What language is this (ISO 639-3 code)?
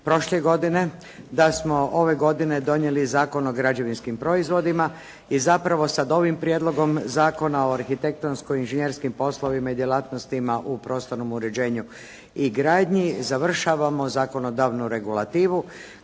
hrv